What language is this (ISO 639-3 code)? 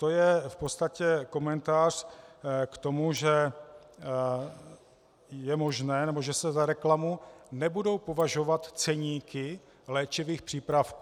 ces